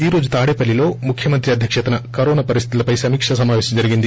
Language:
Telugu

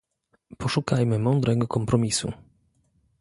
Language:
Polish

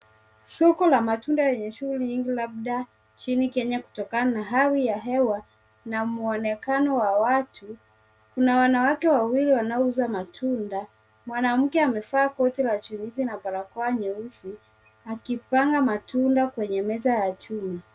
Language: Swahili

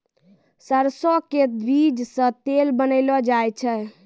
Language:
Maithili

